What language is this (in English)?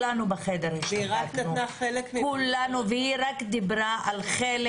Hebrew